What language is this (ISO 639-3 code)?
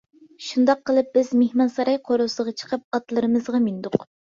uig